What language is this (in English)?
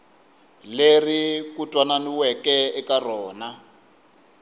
Tsonga